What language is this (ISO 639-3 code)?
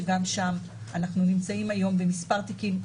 heb